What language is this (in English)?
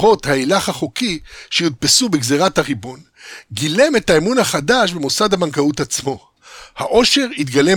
Hebrew